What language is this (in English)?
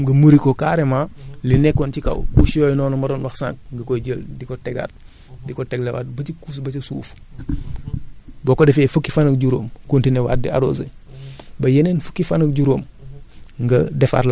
Wolof